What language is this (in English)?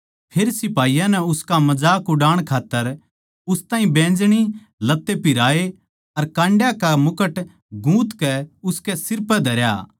Haryanvi